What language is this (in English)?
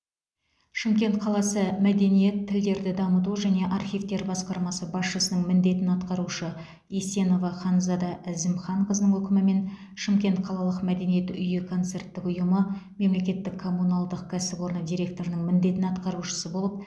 Kazakh